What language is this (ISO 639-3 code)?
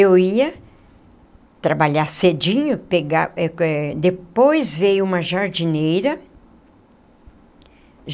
por